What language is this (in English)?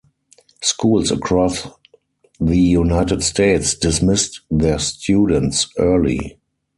English